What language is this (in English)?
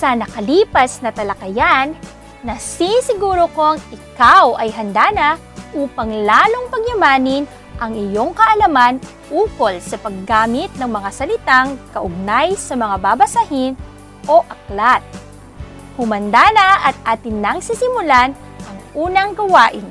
Filipino